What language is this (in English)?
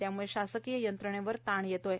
Marathi